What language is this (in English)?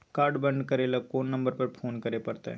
Maithili